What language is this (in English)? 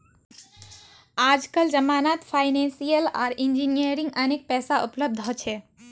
Magahi